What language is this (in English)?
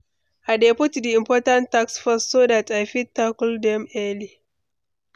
Nigerian Pidgin